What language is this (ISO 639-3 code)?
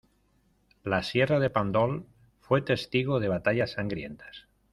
spa